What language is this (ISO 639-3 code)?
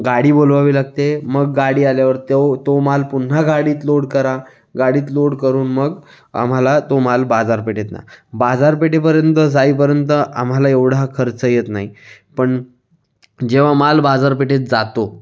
mar